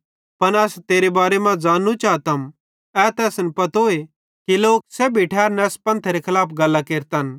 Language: Bhadrawahi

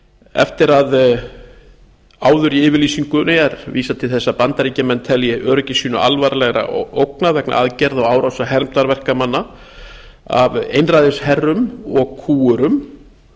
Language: Icelandic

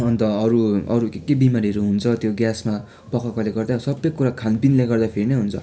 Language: Nepali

